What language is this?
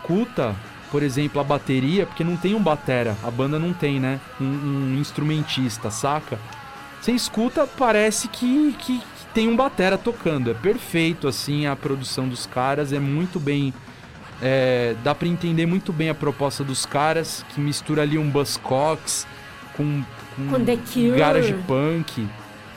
Portuguese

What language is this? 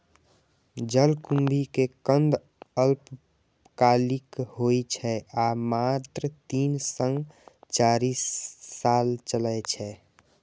Maithili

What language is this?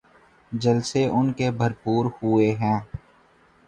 Urdu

